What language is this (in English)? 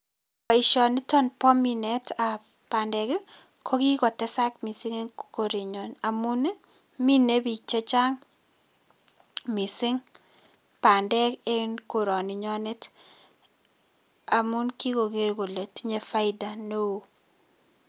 Kalenjin